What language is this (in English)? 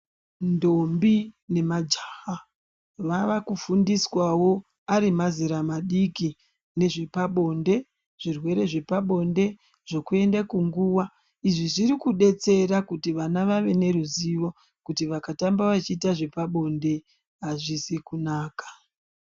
Ndau